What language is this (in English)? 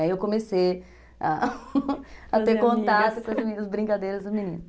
Portuguese